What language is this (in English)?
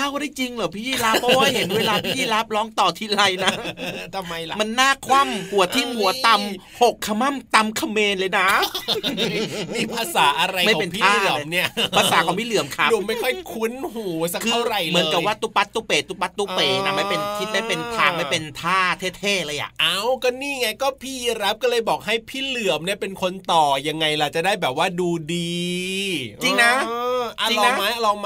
Thai